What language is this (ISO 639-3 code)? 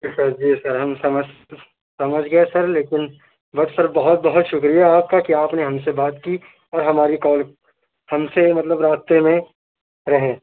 urd